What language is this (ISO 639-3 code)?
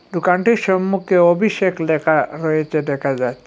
ben